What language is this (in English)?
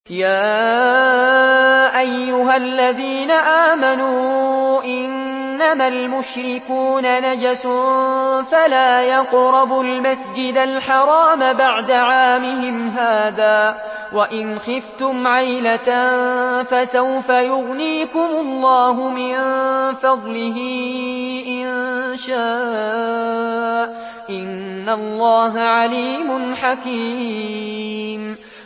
Arabic